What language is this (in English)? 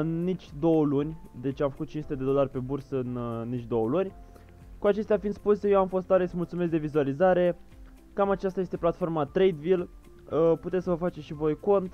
Romanian